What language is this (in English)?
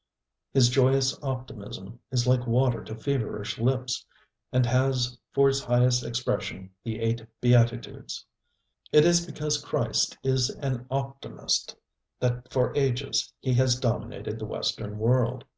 English